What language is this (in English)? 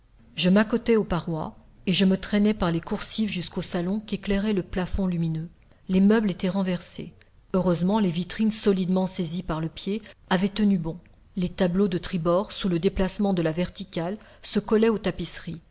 French